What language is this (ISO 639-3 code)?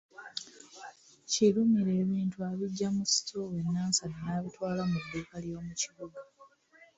lug